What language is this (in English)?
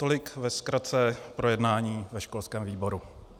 Czech